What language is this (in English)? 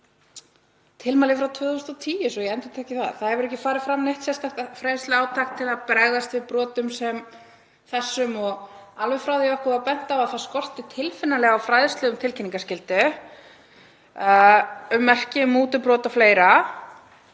Icelandic